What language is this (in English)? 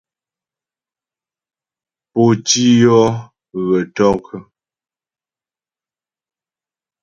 Ghomala